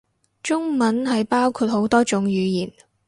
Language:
Cantonese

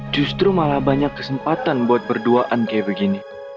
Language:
Indonesian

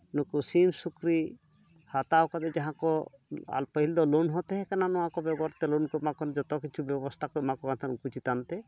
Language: Santali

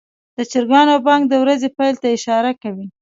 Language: Pashto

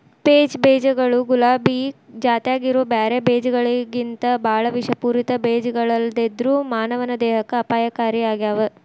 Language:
Kannada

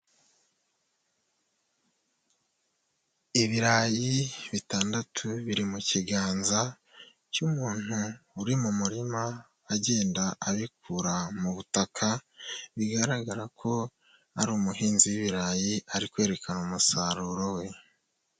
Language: Kinyarwanda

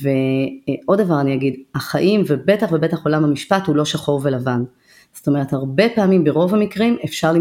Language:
Hebrew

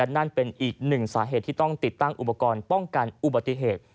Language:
Thai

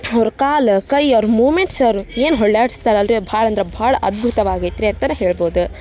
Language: Kannada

